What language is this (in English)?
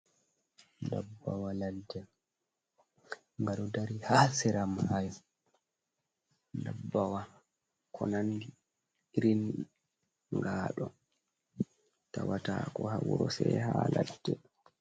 Fula